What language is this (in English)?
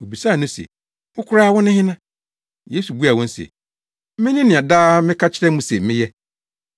Akan